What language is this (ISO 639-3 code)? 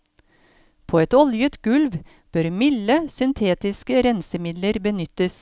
nor